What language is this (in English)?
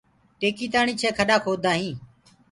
Gurgula